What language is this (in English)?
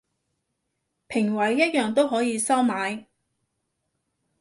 Cantonese